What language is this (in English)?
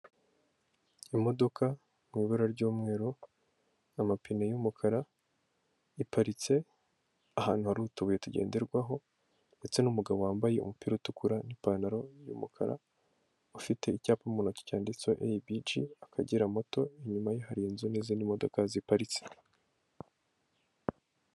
Kinyarwanda